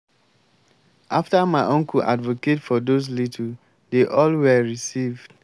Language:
Nigerian Pidgin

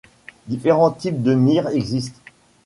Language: French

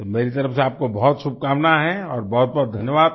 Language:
Hindi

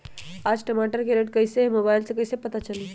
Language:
Magahi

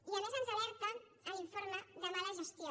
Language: Catalan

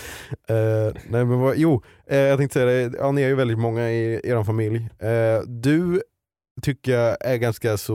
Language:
Swedish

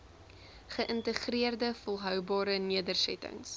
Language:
Afrikaans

